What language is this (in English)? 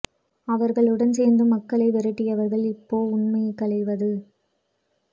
Tamil